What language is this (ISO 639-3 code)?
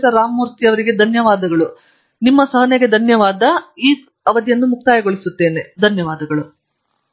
kan